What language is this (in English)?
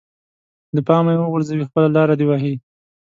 Pashto